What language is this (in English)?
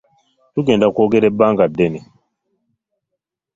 Ganda